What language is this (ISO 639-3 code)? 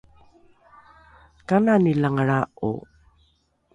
dru